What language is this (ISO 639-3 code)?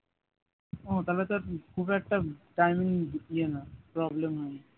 ben